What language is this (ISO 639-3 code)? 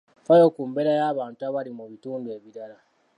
lug